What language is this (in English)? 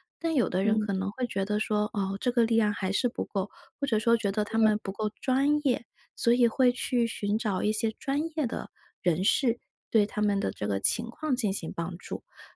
Chinese